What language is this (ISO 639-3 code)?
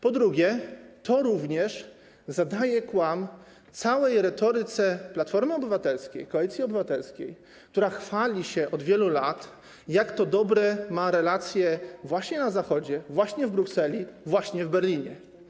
pol